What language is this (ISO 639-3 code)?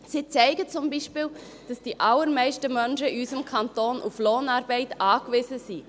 gsw